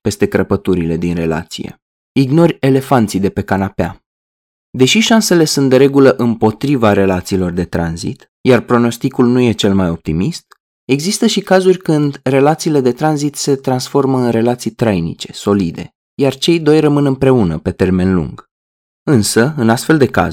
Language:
Romanian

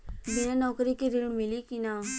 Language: Bhojpuri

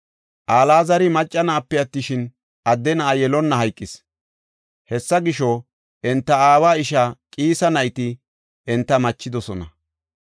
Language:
Gofa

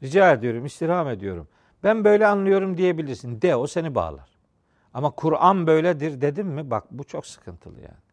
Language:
Turkish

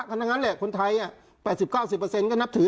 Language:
Thai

